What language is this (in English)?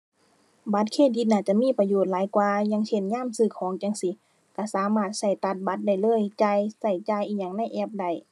Thai